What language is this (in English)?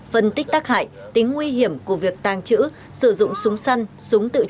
Vietnamese